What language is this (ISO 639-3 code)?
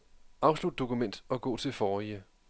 dan